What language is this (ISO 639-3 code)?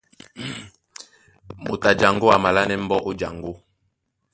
dua